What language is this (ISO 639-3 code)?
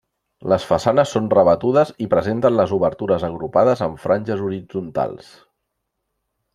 cat